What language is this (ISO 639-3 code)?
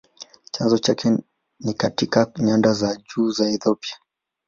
swa